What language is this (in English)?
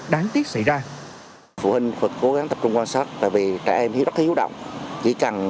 Vietnamese